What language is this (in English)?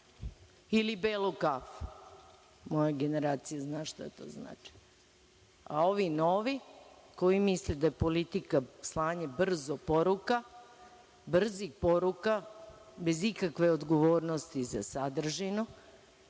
Serbian